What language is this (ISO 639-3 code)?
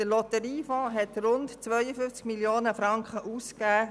gsw